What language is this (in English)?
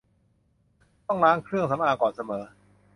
Thai